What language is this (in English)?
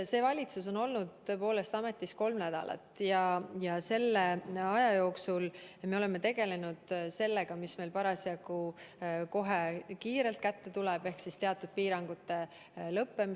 Estonian